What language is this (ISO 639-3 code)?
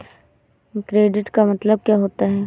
hin